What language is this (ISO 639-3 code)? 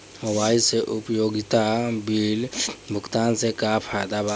bho